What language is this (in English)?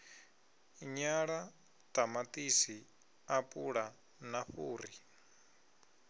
Venda